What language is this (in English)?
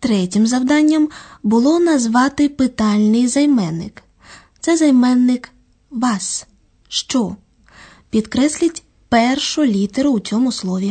Ukrainian